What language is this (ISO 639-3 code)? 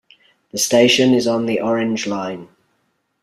eng